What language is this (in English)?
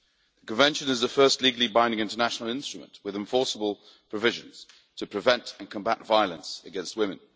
English